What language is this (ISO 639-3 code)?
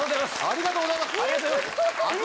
jpn